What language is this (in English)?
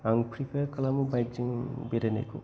Bodo